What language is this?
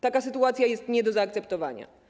Polish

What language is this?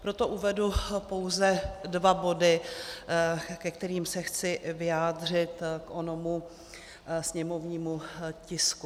Czech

